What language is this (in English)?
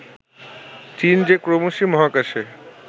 Bangla